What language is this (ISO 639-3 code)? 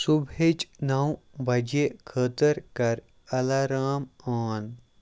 kas